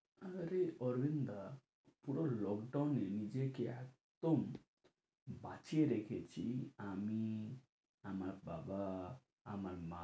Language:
Bangla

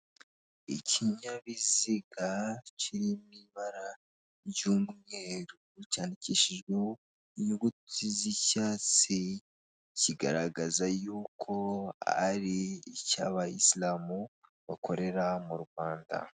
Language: Kinyarwanda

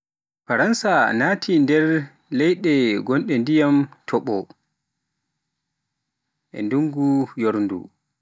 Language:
Pular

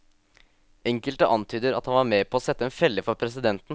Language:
Norwegian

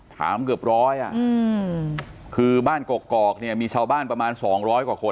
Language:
Thai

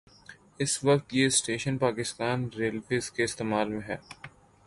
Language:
Urdu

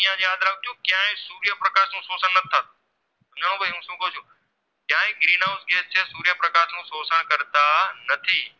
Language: Gujarati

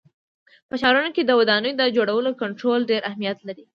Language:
Pashto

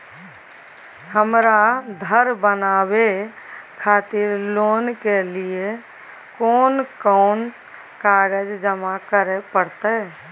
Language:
Maithili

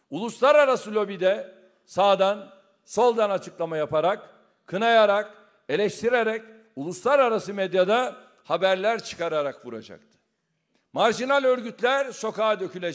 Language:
Turkish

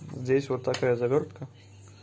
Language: Russian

